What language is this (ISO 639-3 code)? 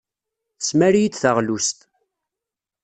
kab